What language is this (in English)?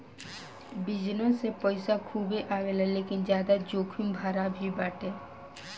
Bhojpuri